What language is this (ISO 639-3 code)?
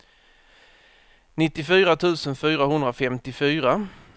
swe